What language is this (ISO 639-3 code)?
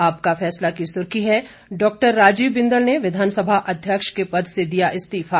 hin